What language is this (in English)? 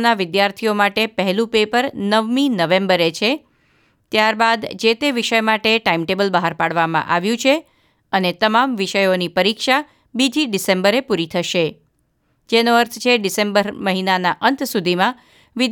Gujarati